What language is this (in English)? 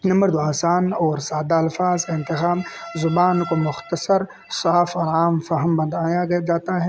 Urdu